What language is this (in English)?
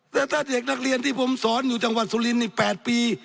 Thai